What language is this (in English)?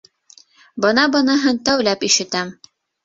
Bashkir